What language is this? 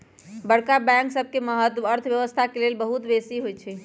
Magahi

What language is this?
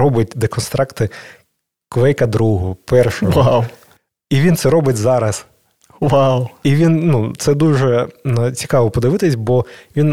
Ukrainian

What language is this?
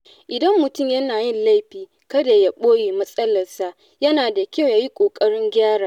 Hausa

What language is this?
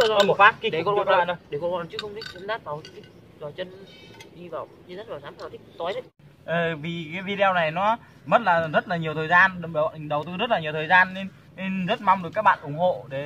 Vietnamese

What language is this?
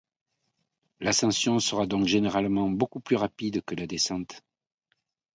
French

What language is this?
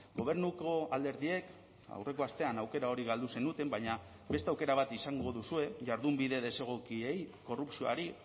Basque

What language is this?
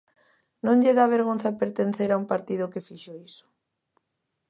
Galician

